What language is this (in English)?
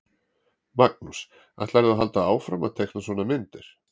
Icelandic